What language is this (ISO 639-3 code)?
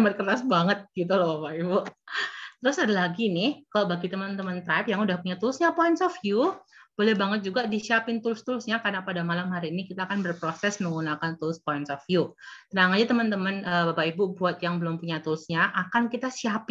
ind